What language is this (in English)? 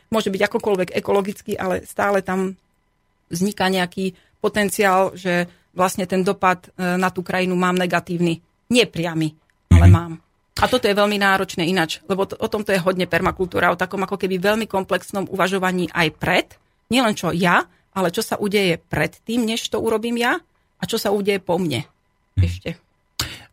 Slovak